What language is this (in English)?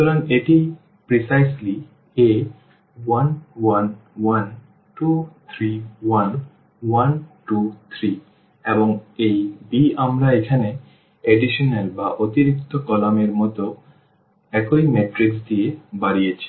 Bangla